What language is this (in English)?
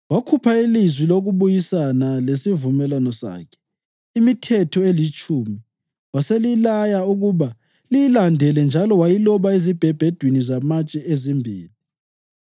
North Ndebele